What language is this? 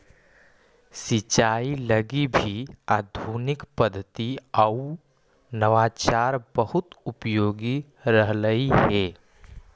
Magahi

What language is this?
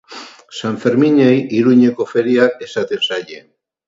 Basque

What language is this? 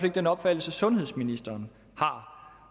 Danish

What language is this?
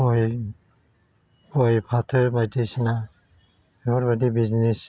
Bodo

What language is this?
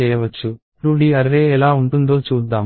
Telugu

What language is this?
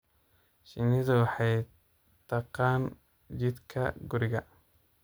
Somali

